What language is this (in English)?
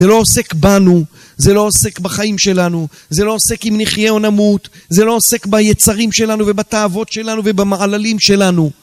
Hebrew